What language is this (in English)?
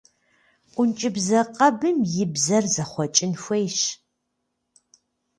Kabardian